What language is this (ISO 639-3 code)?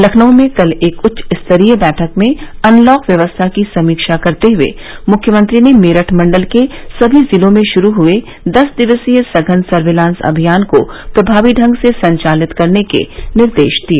hin